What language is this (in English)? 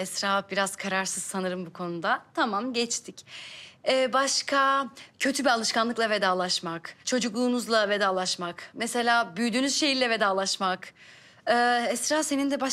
Turkish